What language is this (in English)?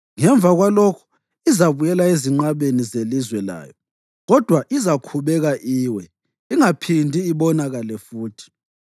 North Ndebele